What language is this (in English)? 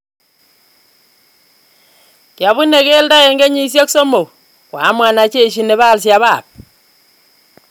Kalenjin